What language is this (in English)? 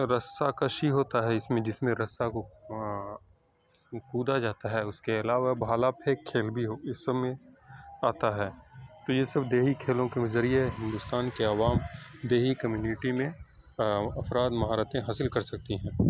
Urdu